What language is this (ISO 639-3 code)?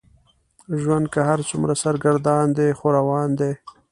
pus